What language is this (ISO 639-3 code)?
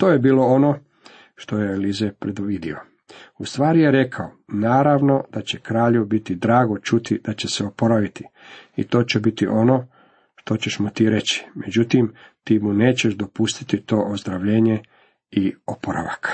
hrv